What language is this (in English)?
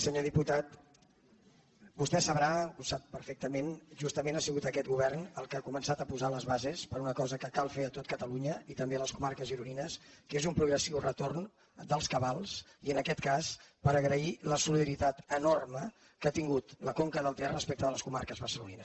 Catalan